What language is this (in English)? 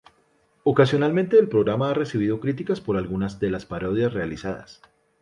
Spanish